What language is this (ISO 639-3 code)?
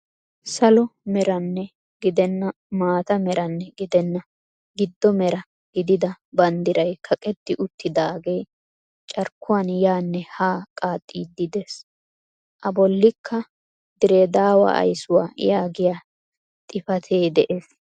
wal